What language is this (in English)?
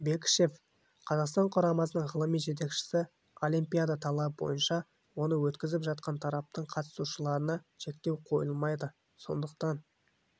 Kazakh